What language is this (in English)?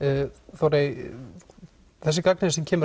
Icelandic